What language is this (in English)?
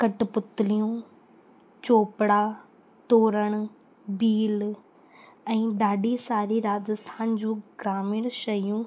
Sindhi